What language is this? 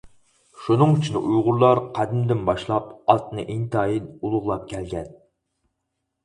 Uyghur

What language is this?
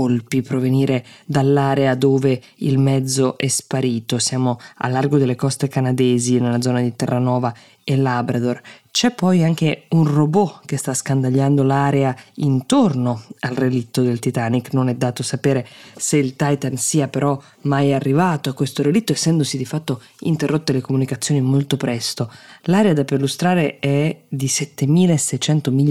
Italian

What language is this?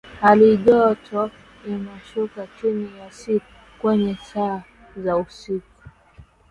Swahili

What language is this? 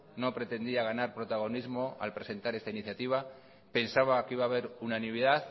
Spanish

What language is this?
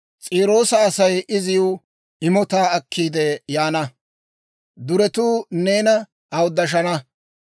Dawro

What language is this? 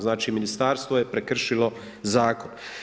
Croatian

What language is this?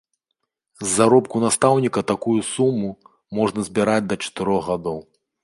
Belarusian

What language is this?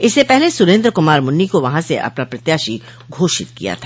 Hindi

